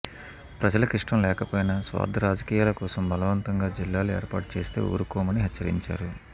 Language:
Telugu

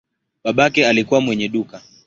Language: Swahili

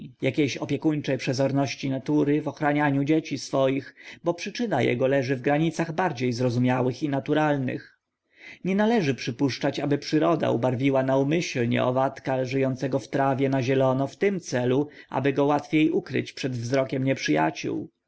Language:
Polish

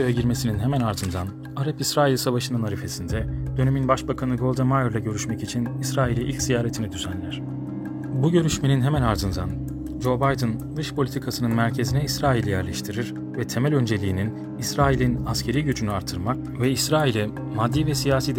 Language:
Turkish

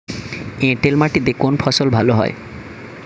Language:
Bangla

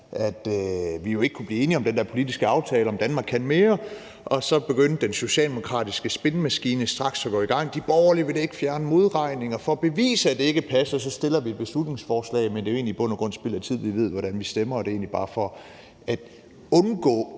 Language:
Danish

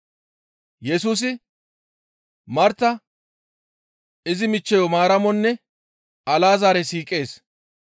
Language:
Gamo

